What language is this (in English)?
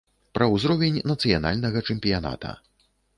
Belarusian